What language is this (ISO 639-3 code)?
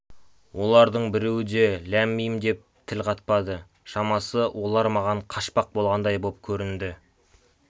kaz